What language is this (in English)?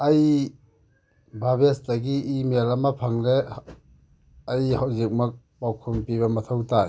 Manipuri